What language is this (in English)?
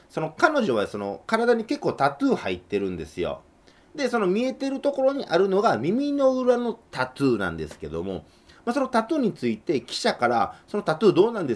Japanese